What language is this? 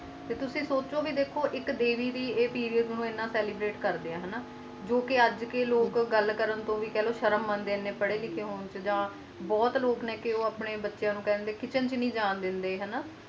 Punjabi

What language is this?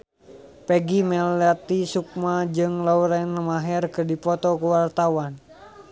Sundanese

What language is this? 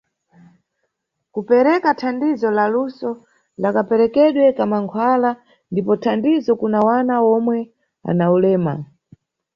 Nyungwe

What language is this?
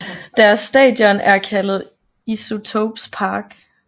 Danish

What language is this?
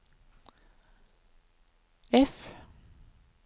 Norwegian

